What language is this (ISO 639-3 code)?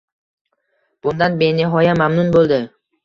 uzb